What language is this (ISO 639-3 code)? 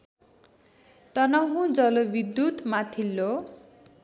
nep